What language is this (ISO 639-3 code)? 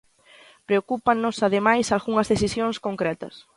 glg